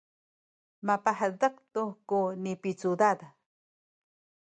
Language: Sakizaya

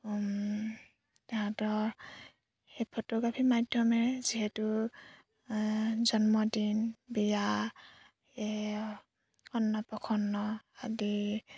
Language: Assamese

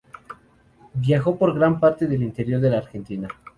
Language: Spanish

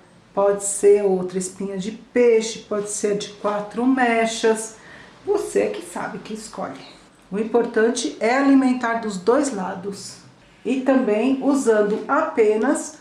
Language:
Portuguese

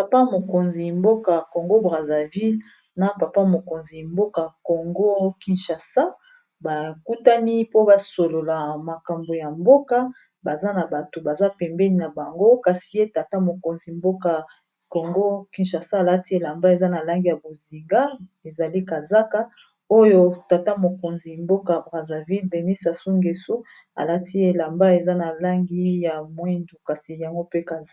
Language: Lingala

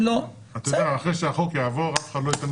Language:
Hebrew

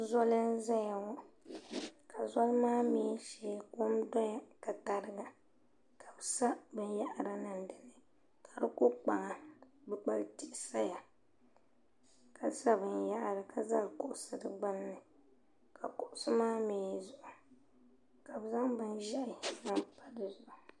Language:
Dagbani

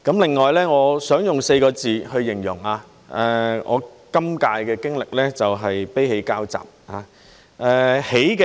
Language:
Cantonese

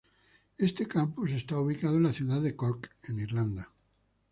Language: Spanish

